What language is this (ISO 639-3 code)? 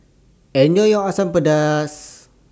eng